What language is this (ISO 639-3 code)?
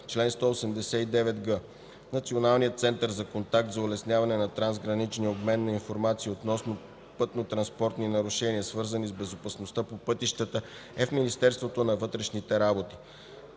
bul